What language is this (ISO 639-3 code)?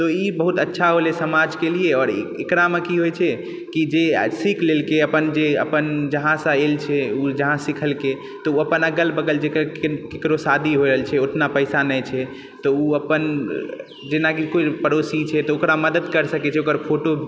mai